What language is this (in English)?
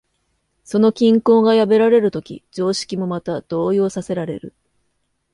Japanese